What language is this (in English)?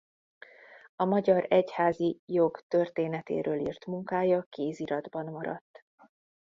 Hungarian